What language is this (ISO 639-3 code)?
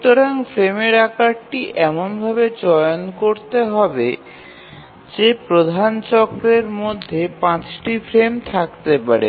ben